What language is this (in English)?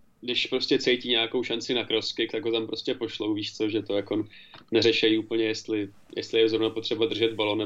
Czech